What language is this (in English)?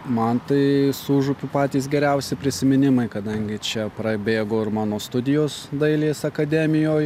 Lithuanian